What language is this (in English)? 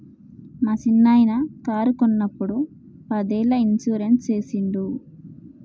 Telugu